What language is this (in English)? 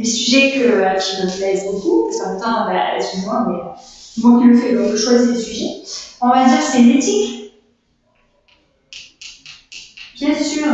French